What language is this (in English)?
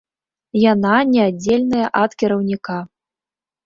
Belarusian